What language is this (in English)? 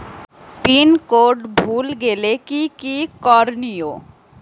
Bangla